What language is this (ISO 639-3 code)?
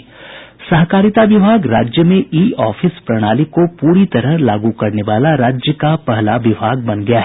hin